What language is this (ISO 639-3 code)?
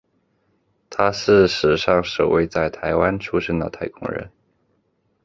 zho